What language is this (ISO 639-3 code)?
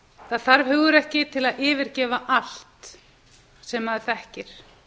isl